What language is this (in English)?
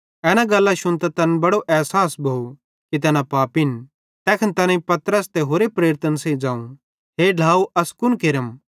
Bhadrawahi